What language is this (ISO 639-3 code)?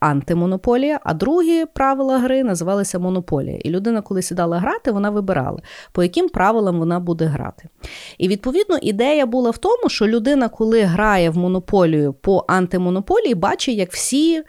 ukr